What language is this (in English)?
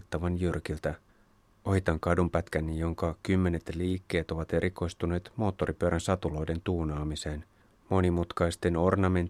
Finnish